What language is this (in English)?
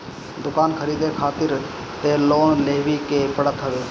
Bhojpuri